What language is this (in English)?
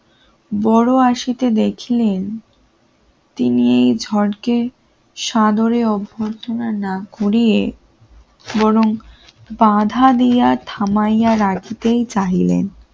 Bangla